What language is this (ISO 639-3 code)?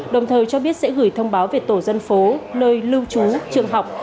vie